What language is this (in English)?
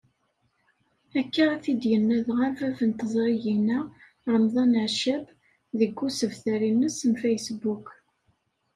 Kabyle